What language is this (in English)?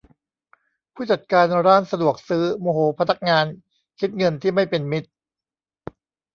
Thai